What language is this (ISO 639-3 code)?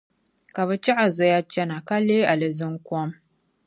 dag